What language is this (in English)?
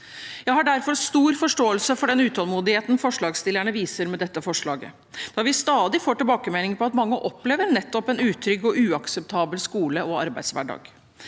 Norwegian